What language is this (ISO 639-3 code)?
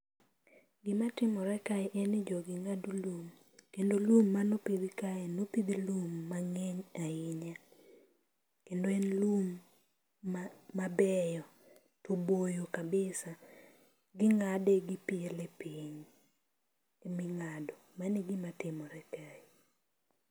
luo